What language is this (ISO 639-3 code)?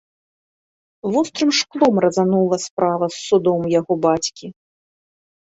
bel